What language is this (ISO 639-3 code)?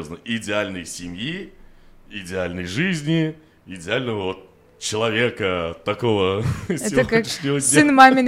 rus